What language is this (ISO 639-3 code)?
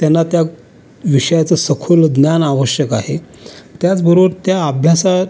mar